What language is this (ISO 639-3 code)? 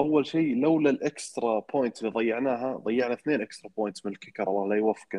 ara